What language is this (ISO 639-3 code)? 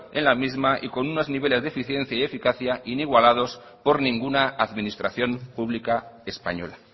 spa